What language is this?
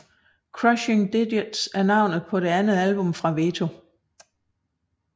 Danish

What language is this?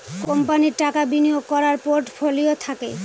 Bangla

